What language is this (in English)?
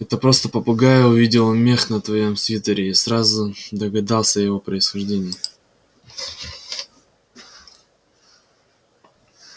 Russian